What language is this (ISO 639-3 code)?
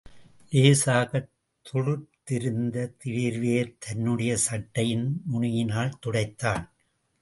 tam